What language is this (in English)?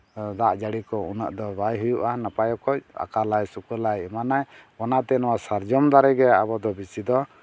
Santali